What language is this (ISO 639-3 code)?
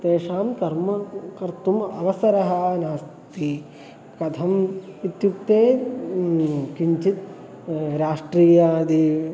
san